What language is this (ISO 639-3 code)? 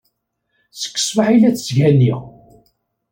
kab